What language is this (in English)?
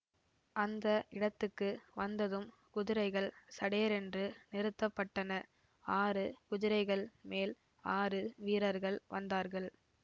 Tamil